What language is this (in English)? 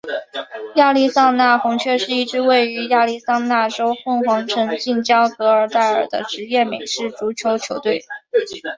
Chinese